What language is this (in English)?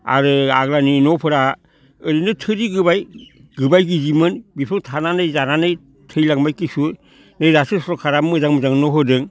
Bodo